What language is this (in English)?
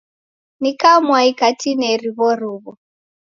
Taita